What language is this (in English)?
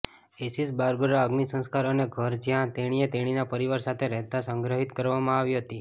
Gujarati